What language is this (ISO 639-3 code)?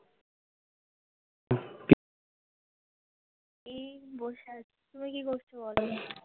ben